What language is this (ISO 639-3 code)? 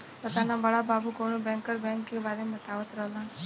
bho